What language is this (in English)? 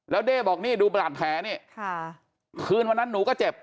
Thai